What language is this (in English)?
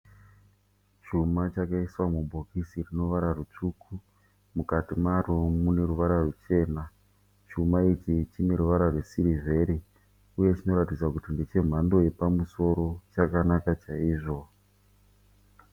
Shona